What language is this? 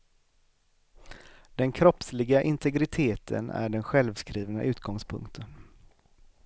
Swedish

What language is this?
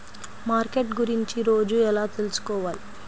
Telugu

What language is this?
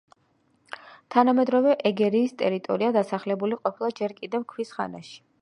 Georgian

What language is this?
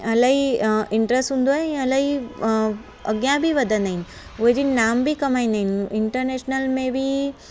Sindhi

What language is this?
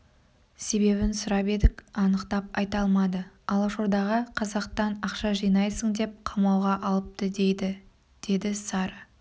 Kazakh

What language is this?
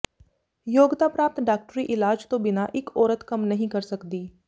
Punjabi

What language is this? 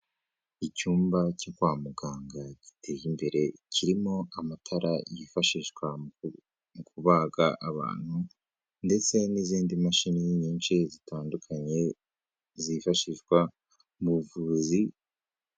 Kinyarwanda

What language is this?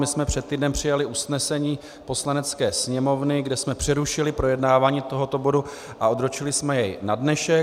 Czech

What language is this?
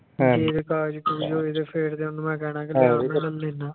Punjabi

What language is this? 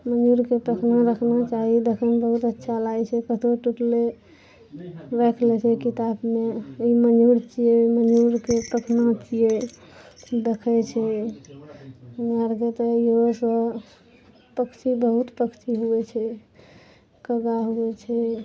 Maithili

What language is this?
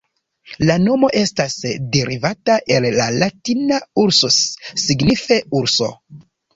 Esperanto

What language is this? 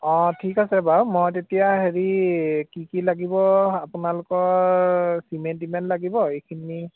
Assamese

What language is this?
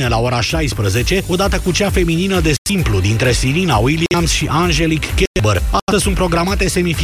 Romanian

